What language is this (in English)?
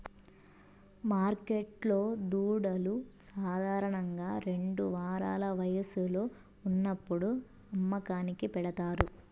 Telugu